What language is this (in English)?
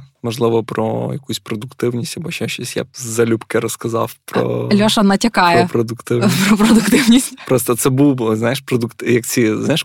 Ukrainian